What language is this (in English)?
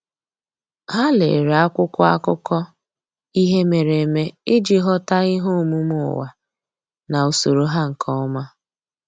Igbo